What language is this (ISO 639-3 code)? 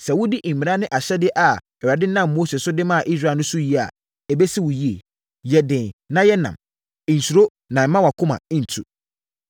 aka